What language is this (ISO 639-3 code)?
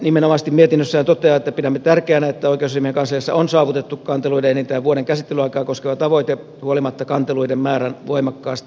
fin